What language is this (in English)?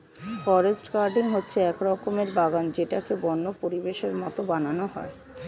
Bangla